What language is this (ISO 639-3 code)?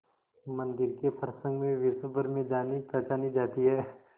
hin